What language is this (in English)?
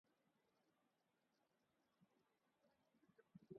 Urdu